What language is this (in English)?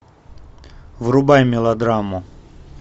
Russian